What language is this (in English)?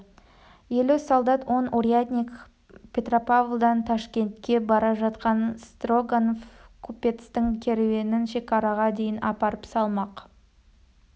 Kazakh